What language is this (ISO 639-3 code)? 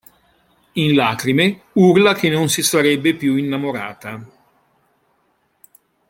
ita